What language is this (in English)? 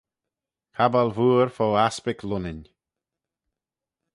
Manx